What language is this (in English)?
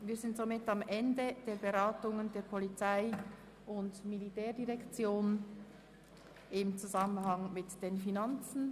Swiss German